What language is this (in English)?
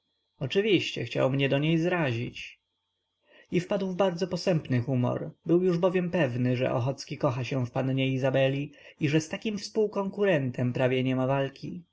Polish